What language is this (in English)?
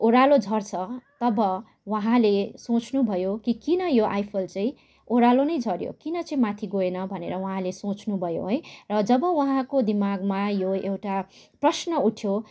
Nepali